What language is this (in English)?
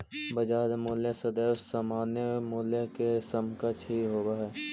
Magahi